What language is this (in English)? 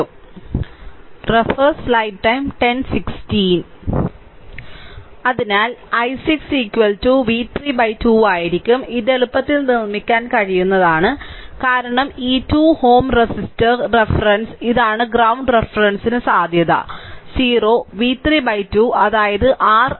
Malayalam